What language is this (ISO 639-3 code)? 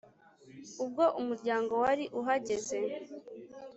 kin